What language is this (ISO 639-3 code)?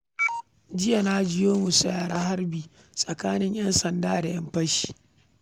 hau